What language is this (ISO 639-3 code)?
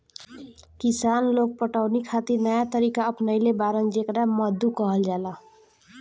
bho